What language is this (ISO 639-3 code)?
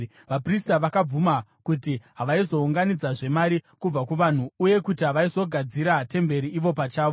sna